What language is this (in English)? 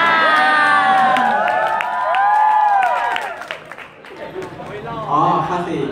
Thai